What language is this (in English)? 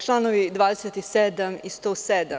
Serbian